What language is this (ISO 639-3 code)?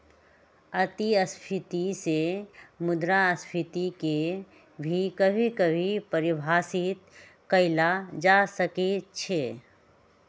mag